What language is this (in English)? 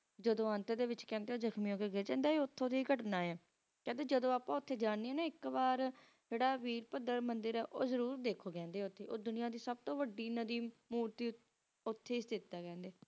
Punjabi